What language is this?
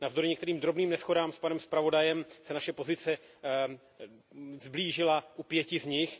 Czech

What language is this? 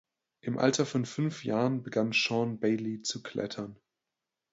German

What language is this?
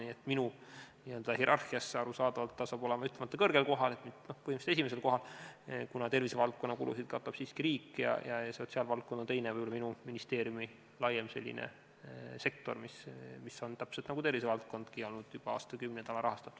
Estonian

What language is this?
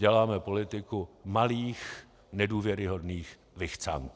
Czech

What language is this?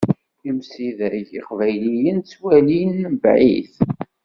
Kabyle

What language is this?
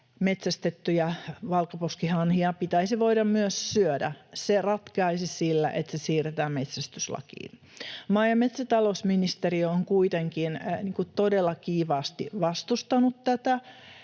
Finnish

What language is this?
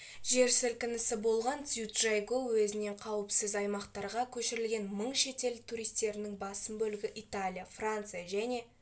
Kazakh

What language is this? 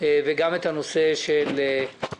Hebrew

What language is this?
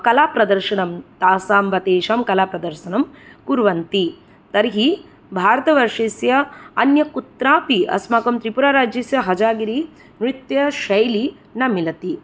Sanskrit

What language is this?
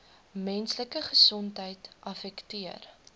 Afrikaans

